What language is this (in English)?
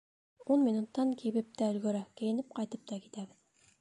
Bashkir